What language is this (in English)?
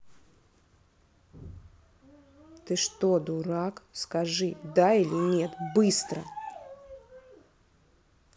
Russian